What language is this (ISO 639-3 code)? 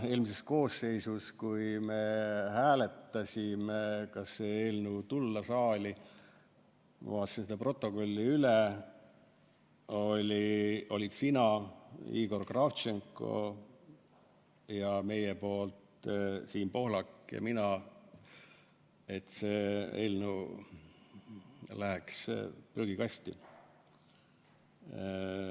est